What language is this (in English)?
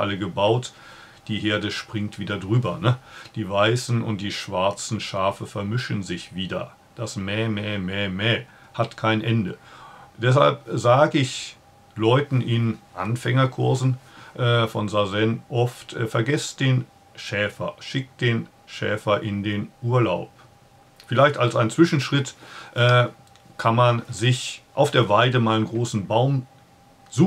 German